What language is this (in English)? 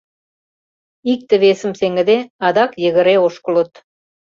Mari